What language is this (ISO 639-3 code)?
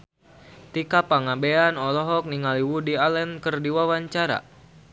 sun